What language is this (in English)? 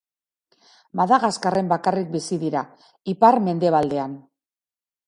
Basque